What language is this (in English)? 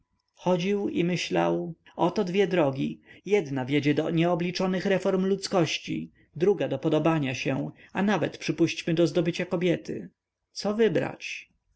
Polish